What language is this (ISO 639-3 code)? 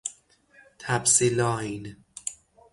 fas